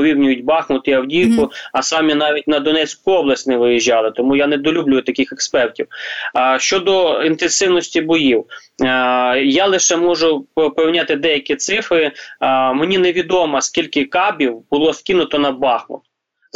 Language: Ukrainian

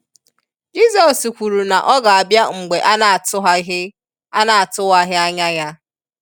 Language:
Igbo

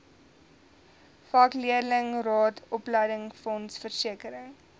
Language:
Afrikaans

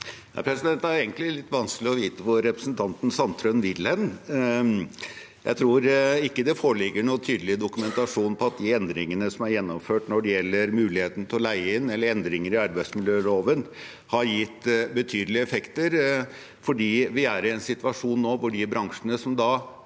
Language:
Norwegian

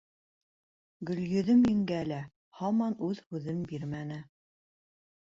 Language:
Bashkir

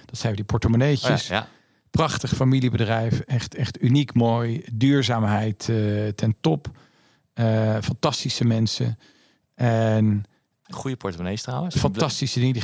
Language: Dutch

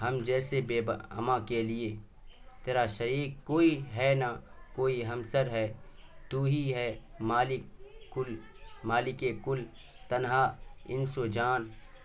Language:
Urdu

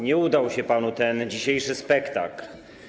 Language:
Polish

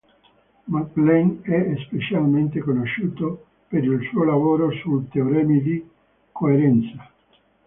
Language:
Italian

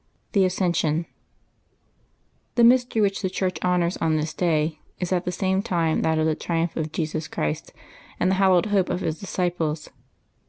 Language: English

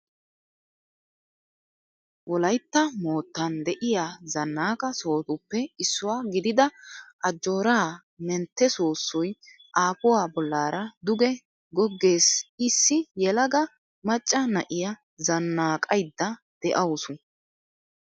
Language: Wolaytta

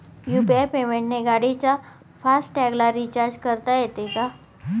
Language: Marathi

